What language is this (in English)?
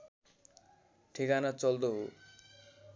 Nepali